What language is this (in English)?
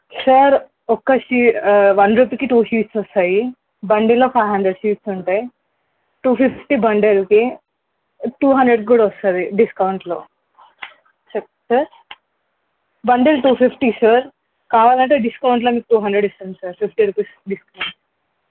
Telugu